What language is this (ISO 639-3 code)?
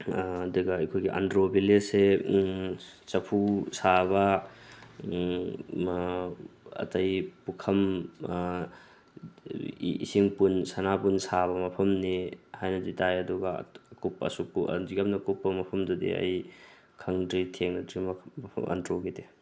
mni